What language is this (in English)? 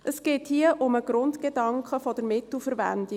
Swiss German